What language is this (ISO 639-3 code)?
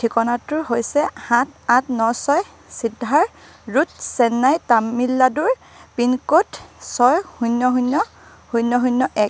asm